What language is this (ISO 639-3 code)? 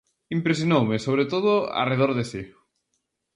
glg